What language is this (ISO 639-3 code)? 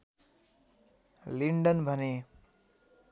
nep